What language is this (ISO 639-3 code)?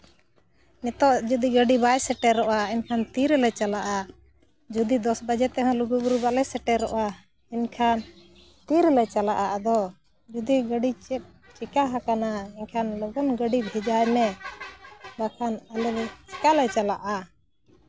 sat